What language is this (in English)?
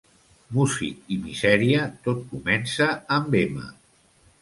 Catalan